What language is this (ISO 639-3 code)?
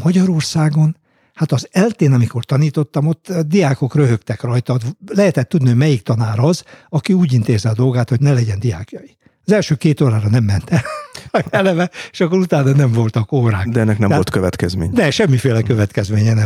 hun